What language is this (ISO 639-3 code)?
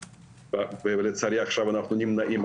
heb